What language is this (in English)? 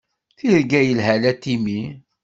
Kabyle